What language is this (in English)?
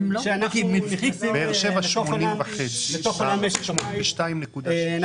Hebrew